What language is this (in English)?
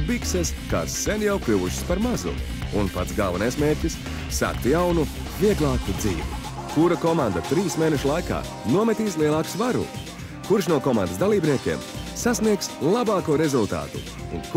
Latvian